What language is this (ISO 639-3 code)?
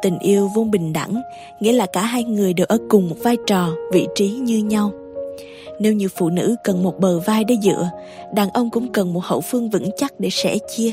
vie